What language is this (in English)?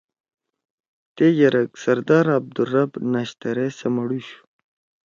Torwali